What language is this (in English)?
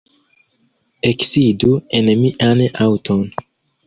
Esperanto